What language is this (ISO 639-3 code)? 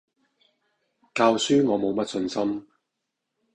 yue